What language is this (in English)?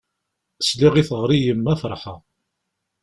Kabyle